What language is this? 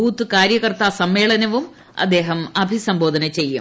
Malayalam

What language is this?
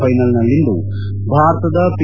Kannada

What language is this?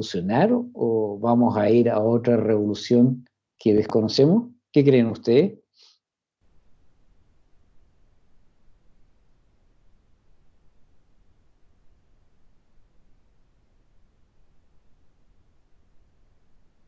Spanish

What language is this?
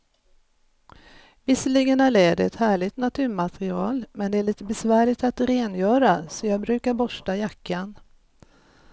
Swedish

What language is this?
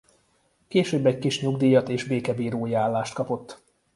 Hungarian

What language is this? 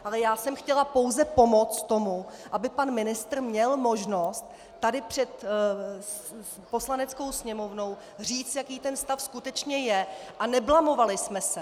Czech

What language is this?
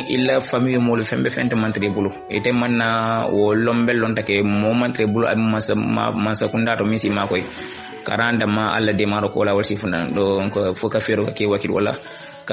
Indonesian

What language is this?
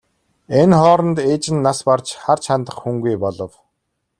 Mongolian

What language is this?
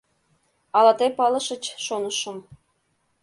Mari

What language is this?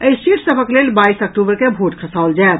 Maithili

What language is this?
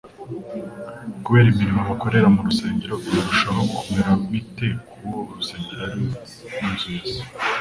Kinyarwanda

